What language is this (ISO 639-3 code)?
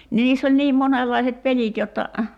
fin